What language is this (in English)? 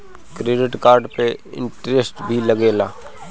Bhojpuri